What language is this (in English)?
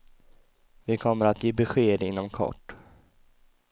Swedish